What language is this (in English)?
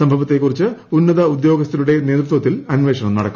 Malayalam